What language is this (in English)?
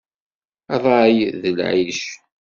Kabyle